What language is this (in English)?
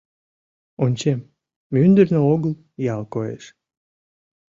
Mari